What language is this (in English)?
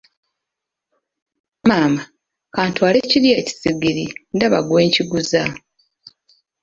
Ganda